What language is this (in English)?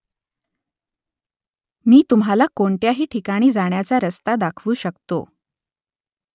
Marathi